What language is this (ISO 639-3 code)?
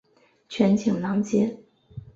zho